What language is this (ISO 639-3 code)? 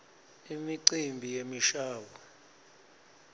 ssw